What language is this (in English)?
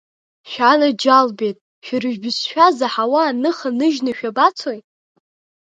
Abkhazian